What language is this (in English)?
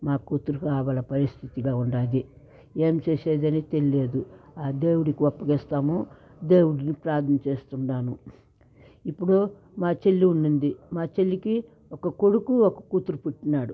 Telugu